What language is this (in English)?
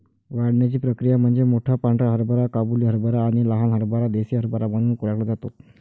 Marathi